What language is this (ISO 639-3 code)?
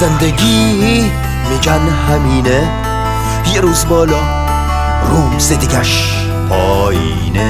fas